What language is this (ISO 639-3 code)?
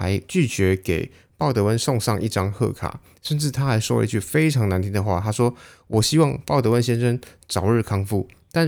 zho